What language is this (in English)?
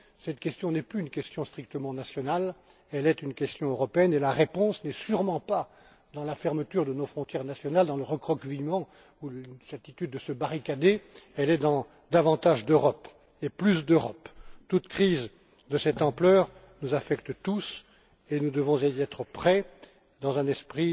French